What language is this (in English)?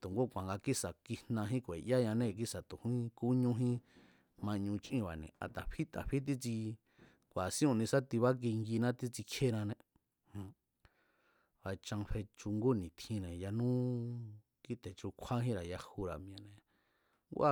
Mazatlán Mazatec